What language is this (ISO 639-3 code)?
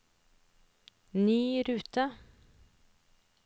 nor